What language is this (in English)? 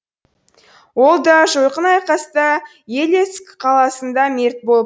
Kazakh